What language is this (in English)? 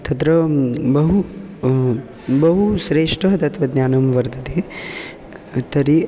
Sanskrit